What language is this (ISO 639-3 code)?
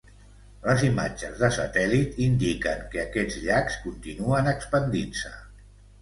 cat